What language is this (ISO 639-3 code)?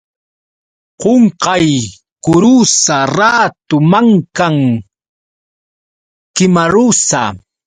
qux